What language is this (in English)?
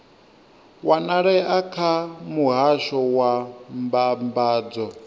Venda